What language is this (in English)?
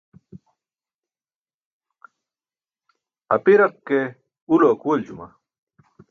Burushaski